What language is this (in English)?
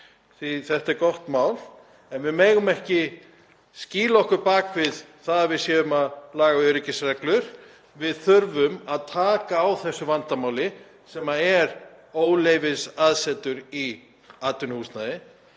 Icelandic